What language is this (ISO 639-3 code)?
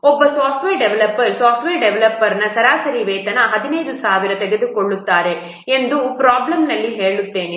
kan